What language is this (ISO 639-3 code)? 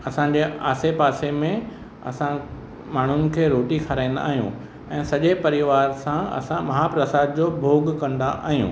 snd